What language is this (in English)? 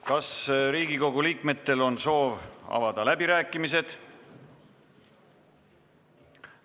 Estonian